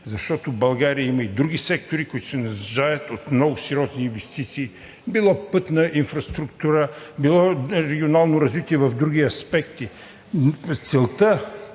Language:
Bulgarian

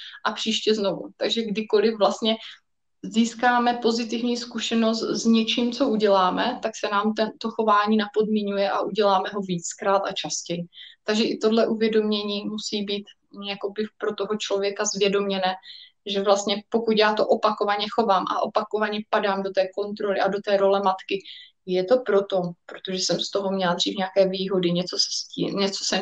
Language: Czech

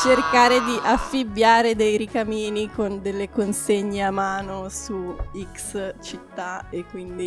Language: Italian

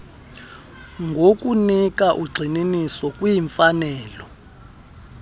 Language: Xhosa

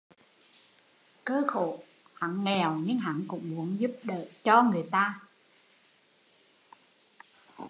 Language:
Vietnamese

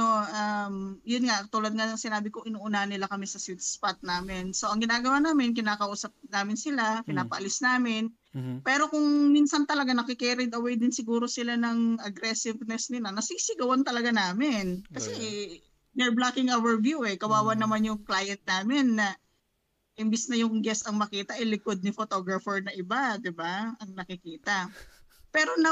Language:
Filipino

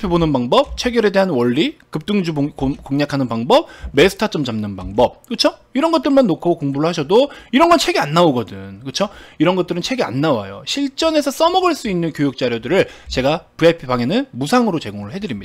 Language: Korean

